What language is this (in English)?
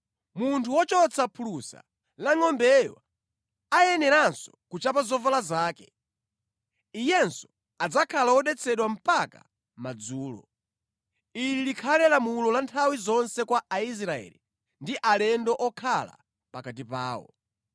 Nyanja